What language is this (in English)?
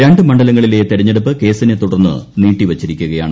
Malayalam